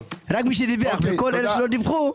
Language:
Hebrew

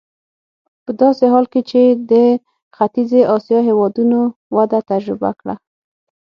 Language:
Pashto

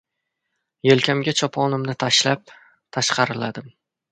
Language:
Uzbek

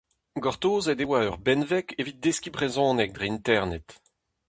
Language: Breton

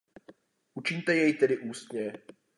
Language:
Czech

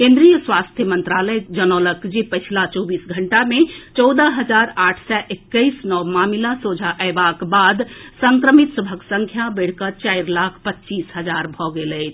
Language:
Maithili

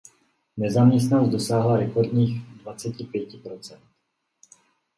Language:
Czech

